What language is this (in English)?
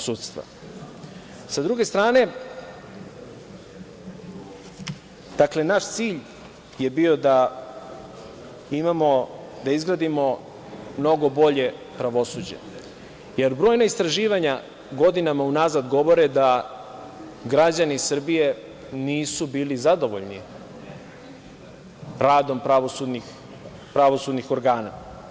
Serbian